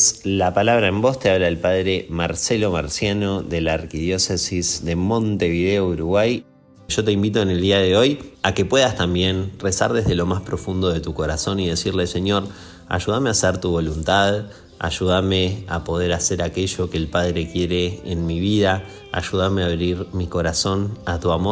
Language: Spanish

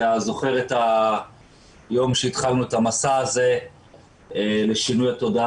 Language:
Hebrew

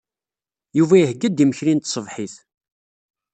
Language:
Kabyle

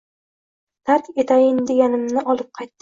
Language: Uzbek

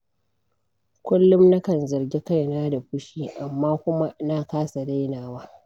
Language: Hausa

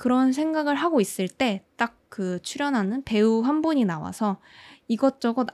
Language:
Korean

